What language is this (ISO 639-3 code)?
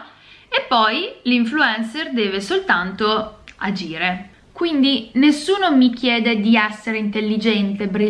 ita